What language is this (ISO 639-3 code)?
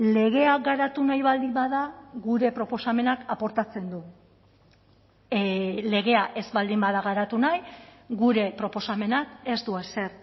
eus